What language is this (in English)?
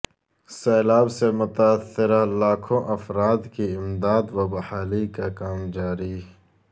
Urdu